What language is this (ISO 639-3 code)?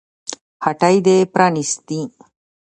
pus